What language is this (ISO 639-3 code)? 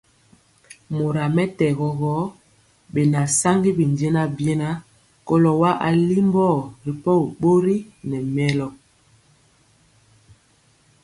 mcx